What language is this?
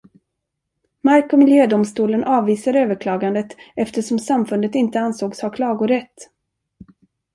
Swedish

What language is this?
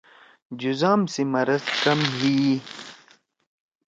Torwali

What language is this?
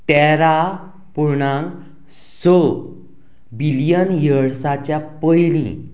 Konkani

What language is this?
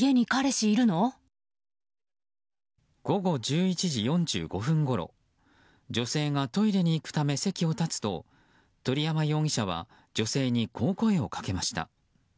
Japanese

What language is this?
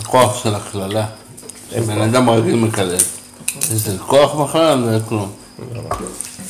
Hebrew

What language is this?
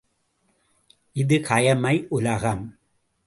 Tamil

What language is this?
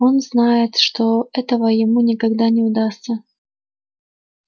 Russian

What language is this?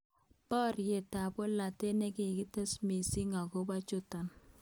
Kalenjin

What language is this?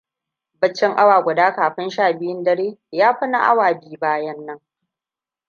Hausa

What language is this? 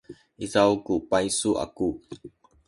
Sakizaya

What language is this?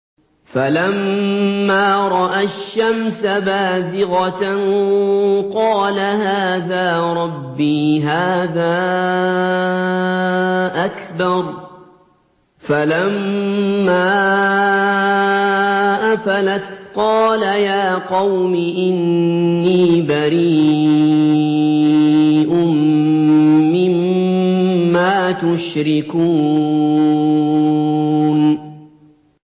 Arabic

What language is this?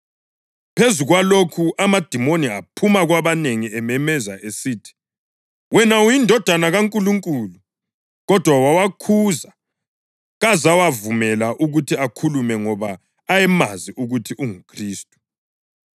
North Ndebele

